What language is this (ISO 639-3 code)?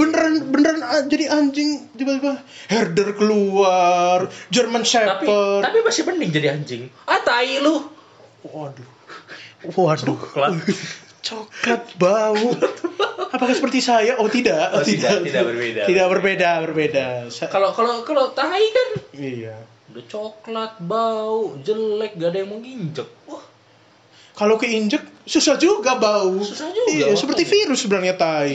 ind